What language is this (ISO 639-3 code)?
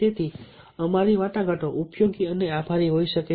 guj